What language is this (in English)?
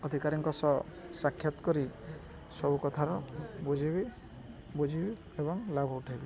Odia